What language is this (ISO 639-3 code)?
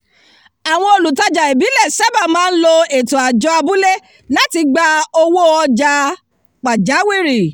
yor